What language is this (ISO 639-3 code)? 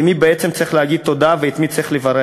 heb